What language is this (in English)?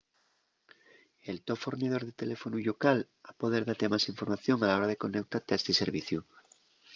Asturian